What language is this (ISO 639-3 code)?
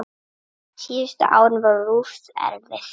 isl